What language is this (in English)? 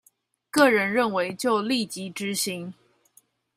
Chinese